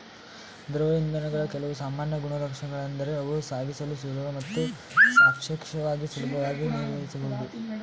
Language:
Kannada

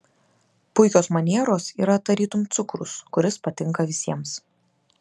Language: Lithuanian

